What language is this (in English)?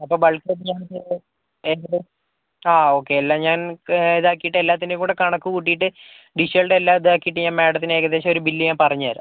Malayalam